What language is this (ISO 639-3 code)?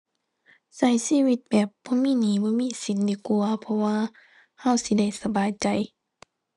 tha